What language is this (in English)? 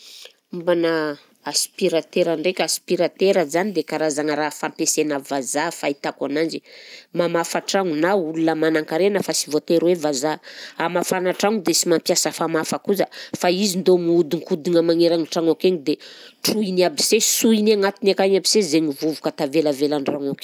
Southern Betsimisaraka Malagasy